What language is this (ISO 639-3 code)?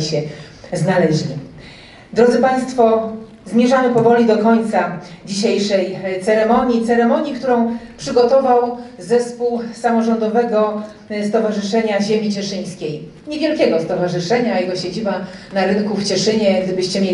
pol